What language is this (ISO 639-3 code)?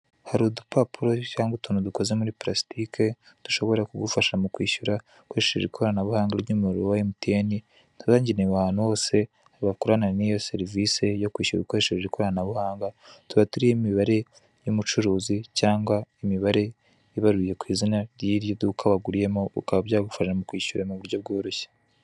kin